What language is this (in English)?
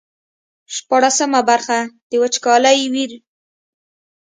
Pashto